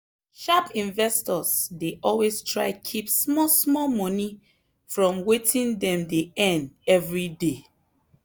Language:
Nigerian Pidgin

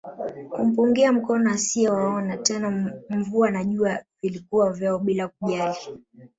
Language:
Swahili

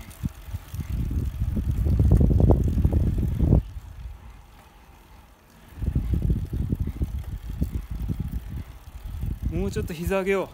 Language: Japanese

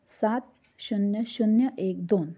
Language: Marathi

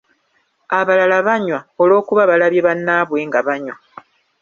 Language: Ganda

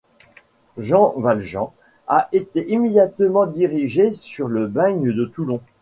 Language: French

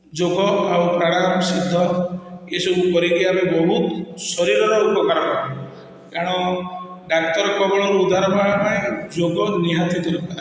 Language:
Odia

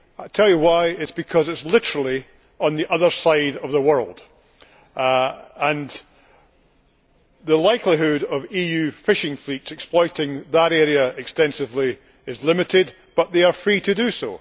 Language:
English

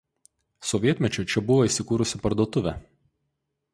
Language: Lithuanian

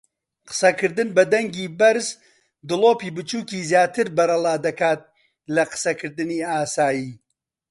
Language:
Central Kurdish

